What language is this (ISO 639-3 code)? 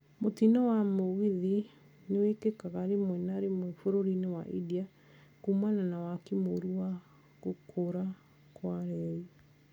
kik